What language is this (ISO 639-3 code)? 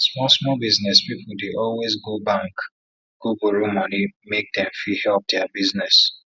pcm